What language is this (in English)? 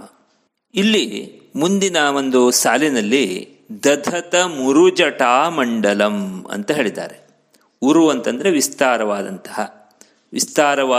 Kannada